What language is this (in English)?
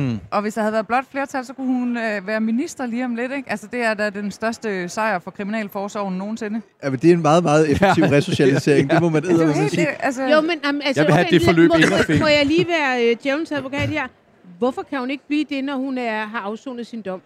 Danish